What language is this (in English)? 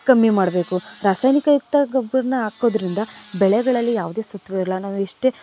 Kannada